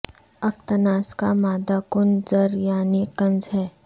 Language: Urdu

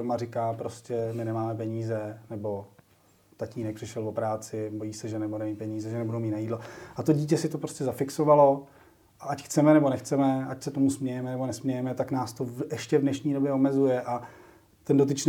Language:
Czech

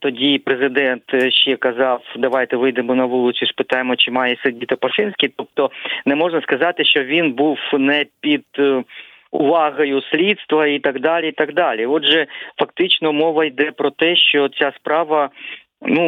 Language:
Ukrainian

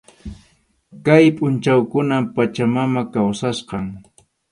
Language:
Arequipa-La Unión Quechua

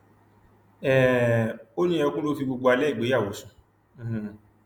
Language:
Yoruba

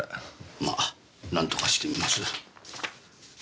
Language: Japanese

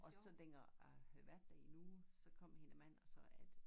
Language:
Danish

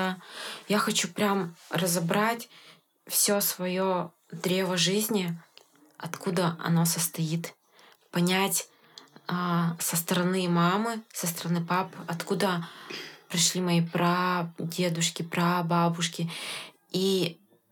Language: Russian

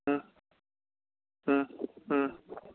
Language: Manipuri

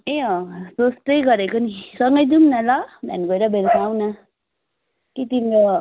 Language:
Nepali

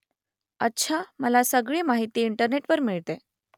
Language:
Marathi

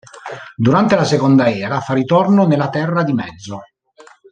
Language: Italian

